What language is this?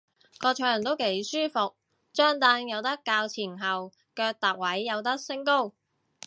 Cantonese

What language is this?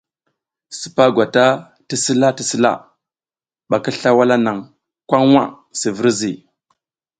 South Giziga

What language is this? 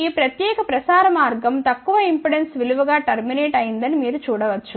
Telugu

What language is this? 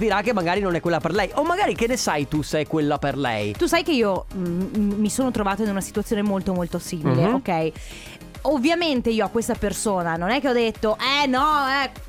Italian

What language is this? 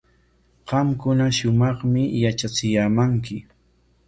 Corongo Ancash Quechua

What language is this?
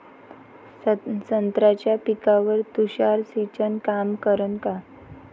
Marathi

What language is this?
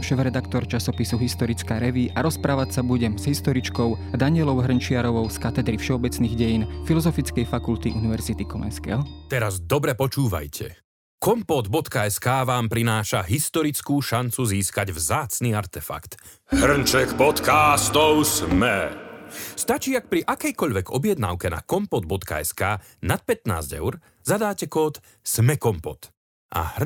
Slovak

